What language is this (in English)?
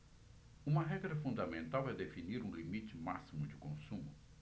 Portuguese